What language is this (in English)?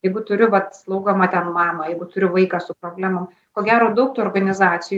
Lithuanian